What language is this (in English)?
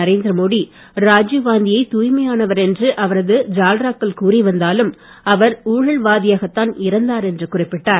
Tamil